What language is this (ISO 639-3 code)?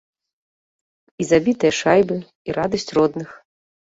bel